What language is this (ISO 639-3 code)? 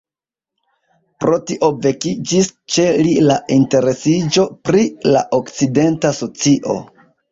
epo